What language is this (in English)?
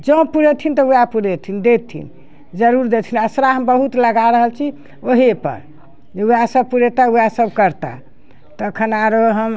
Maithili